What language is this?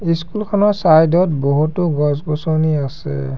Assamese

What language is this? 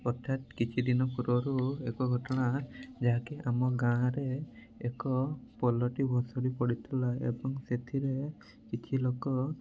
Odia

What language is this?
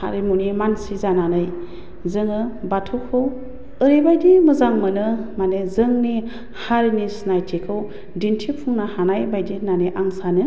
Bodo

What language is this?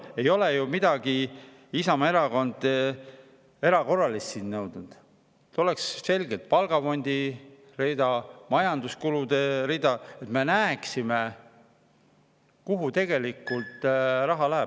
Estonian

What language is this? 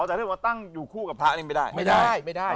Thai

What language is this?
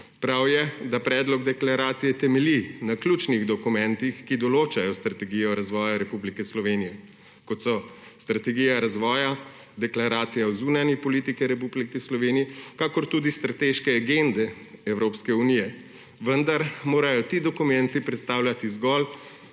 Slovenian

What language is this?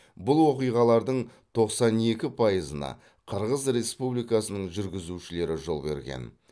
Kazakh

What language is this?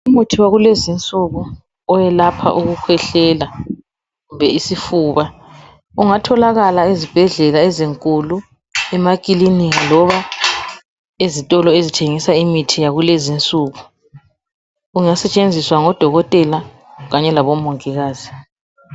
North Ndebele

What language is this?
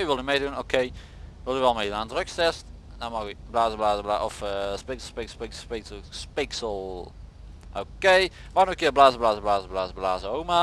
Dutch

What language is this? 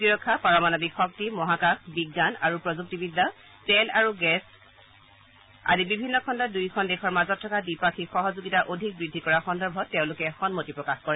Assamese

